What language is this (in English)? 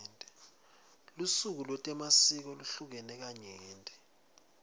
Swati